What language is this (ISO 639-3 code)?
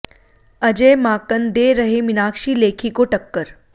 hin